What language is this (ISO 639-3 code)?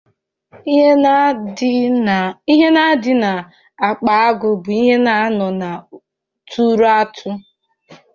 ibo